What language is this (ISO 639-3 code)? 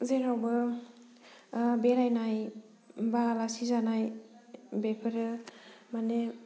brx